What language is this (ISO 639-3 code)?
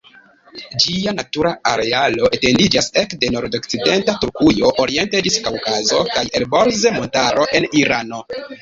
epo